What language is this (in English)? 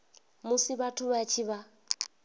Venda